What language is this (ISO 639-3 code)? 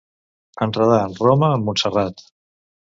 cat